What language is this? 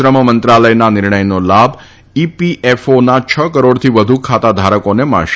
Gujarati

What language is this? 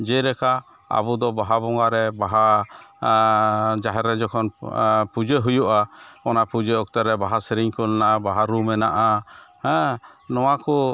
Santali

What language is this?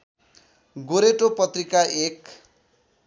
Nepali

